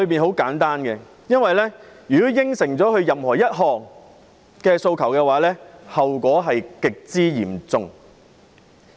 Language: Cantonese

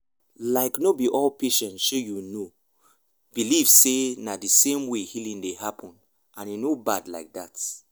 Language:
Nigerian Pidgin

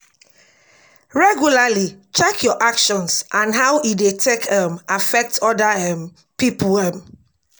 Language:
Nigerian Pidgin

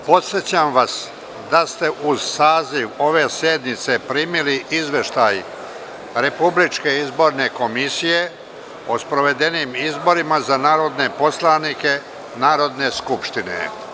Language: Serbian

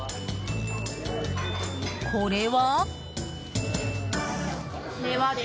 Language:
Japanese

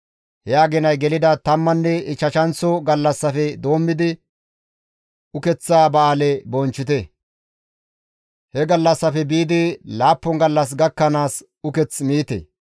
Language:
Gamo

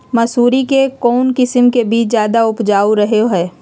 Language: Magahi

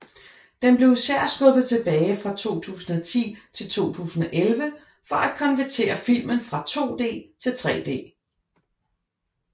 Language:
Danish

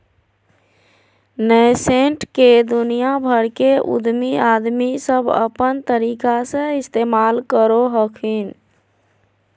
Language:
Magahi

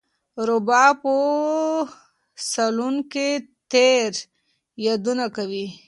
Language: Pashto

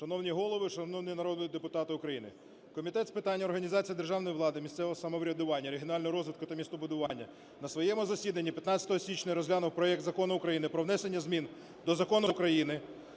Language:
Ukrainian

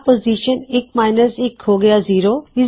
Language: Punjabi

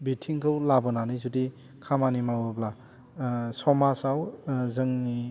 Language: Bodo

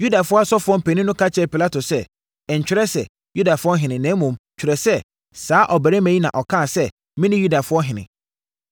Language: Akan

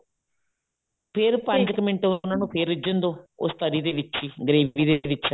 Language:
Punjabi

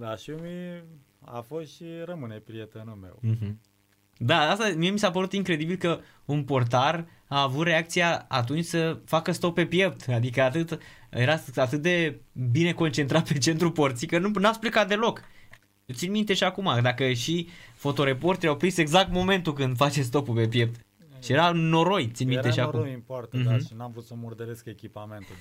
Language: Romanian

